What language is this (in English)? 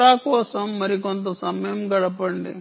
Telugu